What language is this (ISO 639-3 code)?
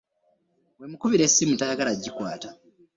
lug